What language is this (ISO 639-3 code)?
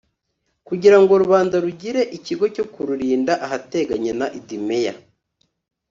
kin